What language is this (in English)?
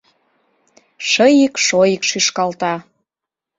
Mari